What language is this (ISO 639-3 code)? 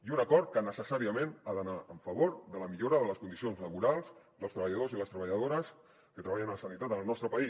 cat